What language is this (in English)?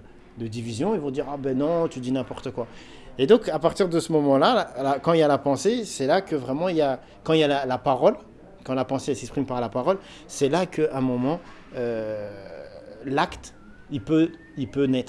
French